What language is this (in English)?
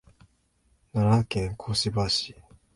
Japanese